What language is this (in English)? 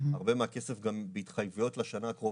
Hebrew